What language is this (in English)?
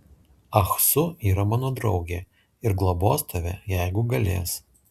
Lithuanian